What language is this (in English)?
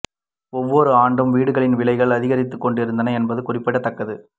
Tamil